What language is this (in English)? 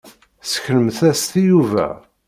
Kabyle